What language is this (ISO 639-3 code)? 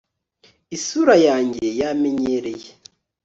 kin